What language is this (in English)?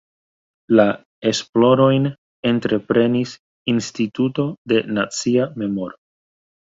Esperanto